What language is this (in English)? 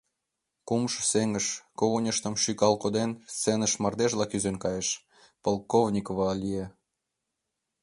Mari